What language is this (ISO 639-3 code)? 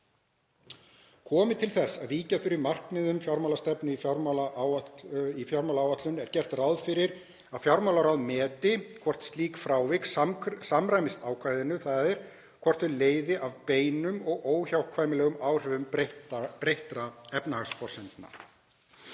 isl